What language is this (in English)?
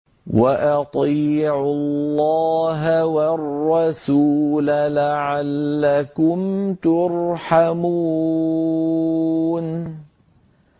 Arabic